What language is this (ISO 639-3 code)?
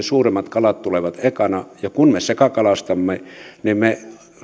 fin